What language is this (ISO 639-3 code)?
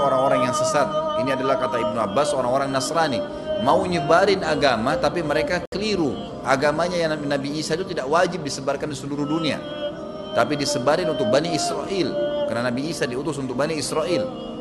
ind